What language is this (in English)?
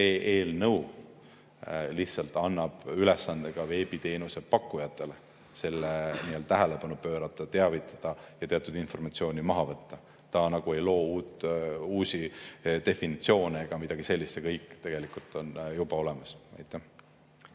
Estonian